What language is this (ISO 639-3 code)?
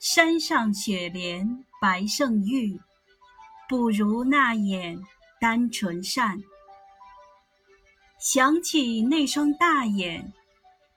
zho